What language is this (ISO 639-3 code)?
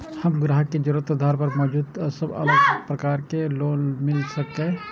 mai